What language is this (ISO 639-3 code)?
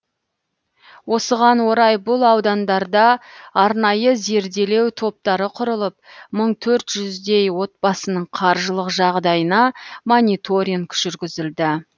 kaz